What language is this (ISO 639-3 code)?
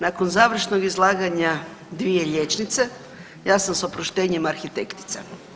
hrv